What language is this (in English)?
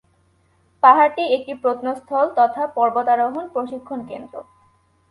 Bangla